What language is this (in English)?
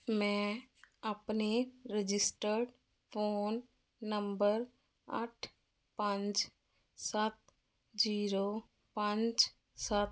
Punjabi